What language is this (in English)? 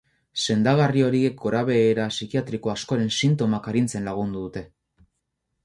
Basque